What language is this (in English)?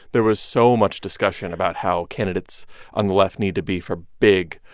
English